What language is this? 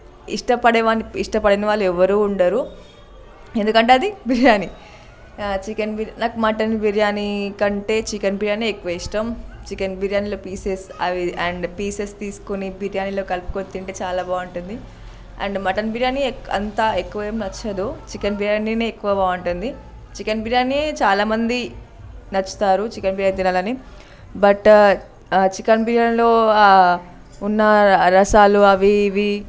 Telugu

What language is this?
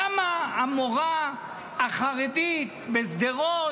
Hebrew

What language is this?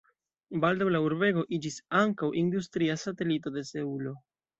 Esperanto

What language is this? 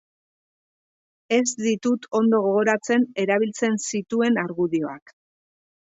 Basque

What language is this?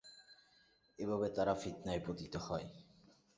Bangla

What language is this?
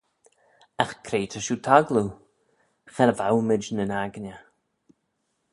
Manx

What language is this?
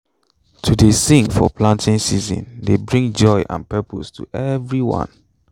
Nigerian Pidgin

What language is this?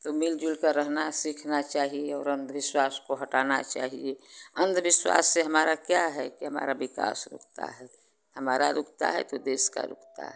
Hindi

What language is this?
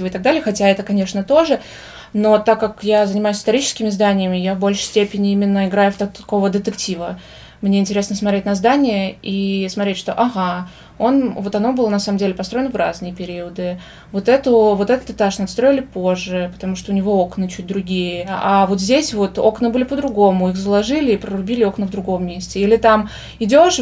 Russian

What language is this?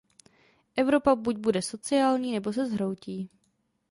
Czech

